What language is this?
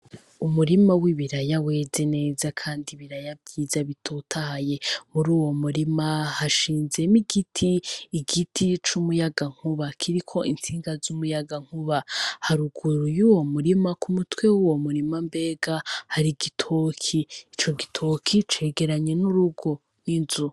Rundi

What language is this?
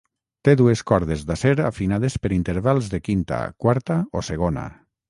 Catalan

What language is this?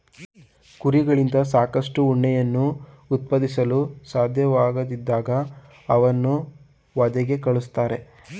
Kannada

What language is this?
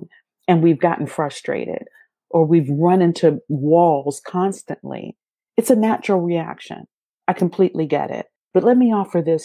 English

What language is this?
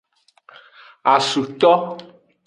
Aja (Benin)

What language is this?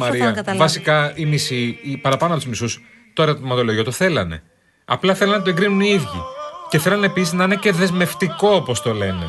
Greek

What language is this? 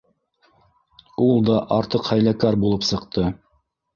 Bashkir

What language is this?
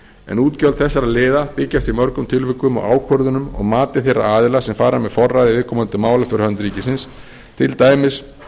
Icelandic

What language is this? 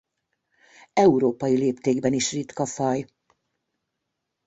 Hungarian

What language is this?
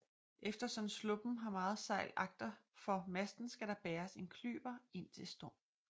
Danish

